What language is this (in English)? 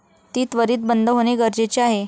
Marathi